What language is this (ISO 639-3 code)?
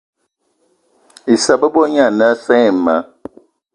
eto